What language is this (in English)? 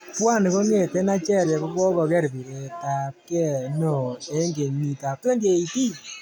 Kalenjin